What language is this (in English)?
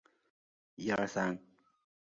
Chinese